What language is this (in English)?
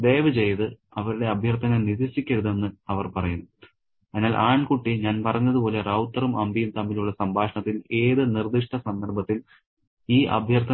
Malayalam